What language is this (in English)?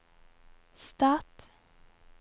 Norwegian